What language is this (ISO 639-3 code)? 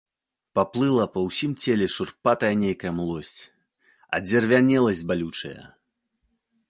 bel